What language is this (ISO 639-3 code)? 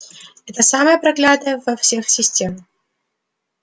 rus